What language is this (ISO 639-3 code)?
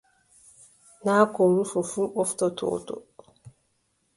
fub